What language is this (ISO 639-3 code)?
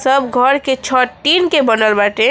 bho